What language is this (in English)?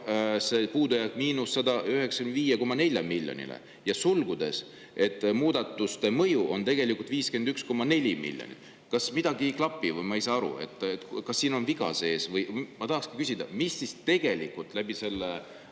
Estonian